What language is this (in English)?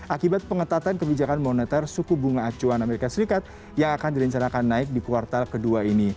Indonesian